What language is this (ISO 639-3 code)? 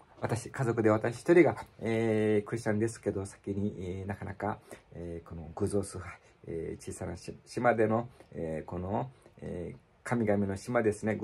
jpn